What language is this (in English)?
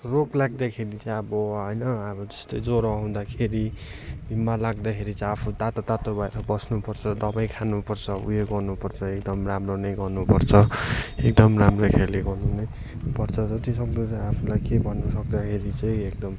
Nepali